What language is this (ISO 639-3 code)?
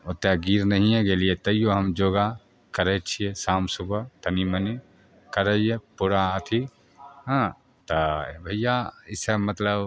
mai